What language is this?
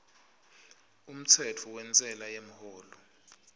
Swati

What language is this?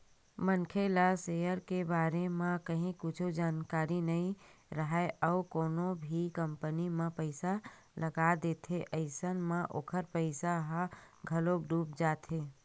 Chhattisgarhi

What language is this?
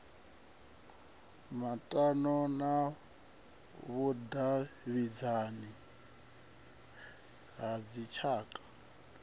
Venda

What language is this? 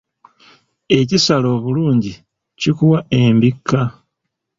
Ganda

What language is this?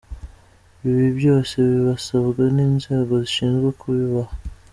Kinyarwanda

